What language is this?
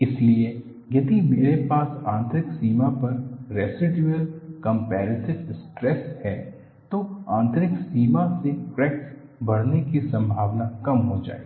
Hindi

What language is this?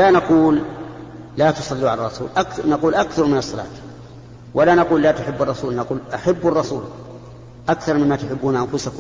Arabic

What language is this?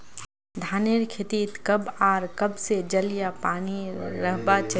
Magahi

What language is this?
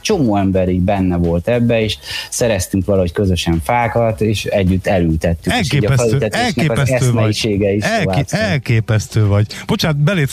Hungarian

